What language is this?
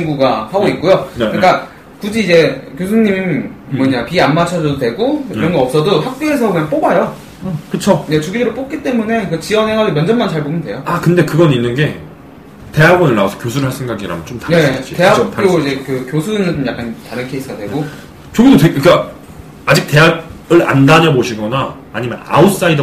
Korean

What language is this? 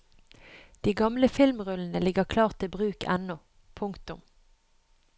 Norwegian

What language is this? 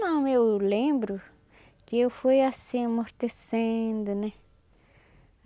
Portuguese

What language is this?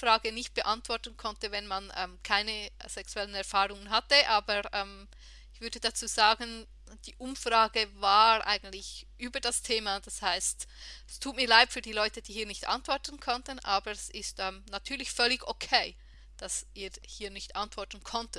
German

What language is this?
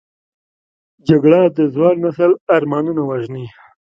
Pashto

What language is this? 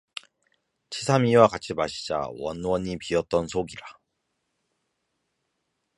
Korean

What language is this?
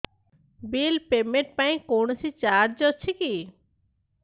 Odia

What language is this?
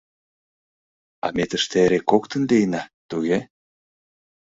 Mari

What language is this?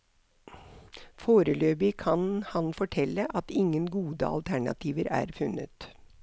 Norwegian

